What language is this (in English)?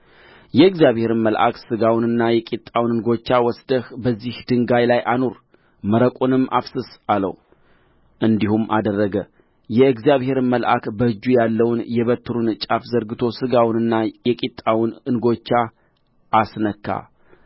Amharic